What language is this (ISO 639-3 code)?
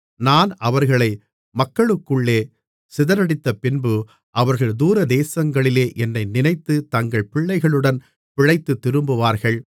tam